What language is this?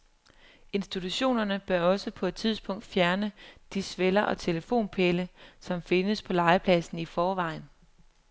Danish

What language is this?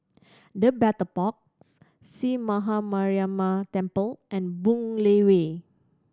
English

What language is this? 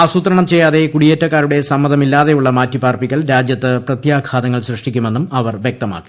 Malayalam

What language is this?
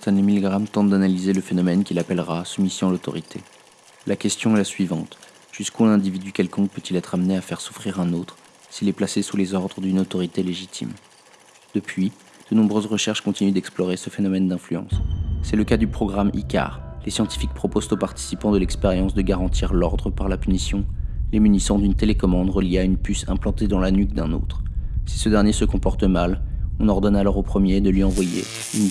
French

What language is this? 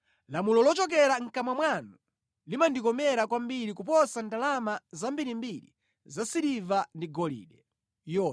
Nyanja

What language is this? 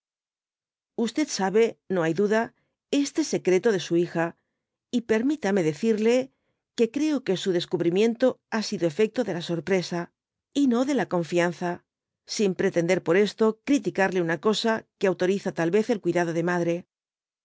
Spanish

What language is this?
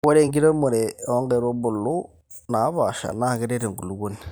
Masai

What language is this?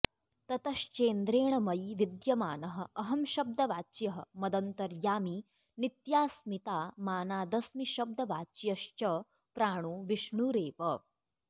Sanskrit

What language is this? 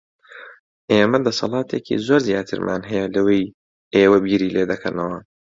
Central Kurdish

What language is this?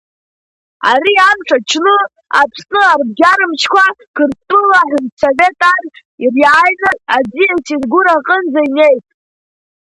Abkhazian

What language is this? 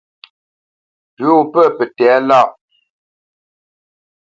Bamenyam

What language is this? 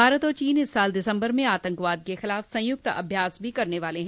Hindi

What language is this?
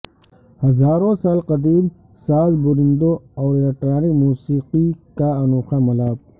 Urdu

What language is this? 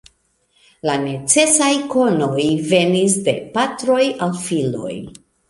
Esperanto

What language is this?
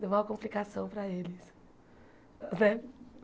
Portuguese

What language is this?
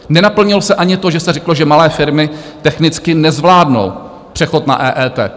Czech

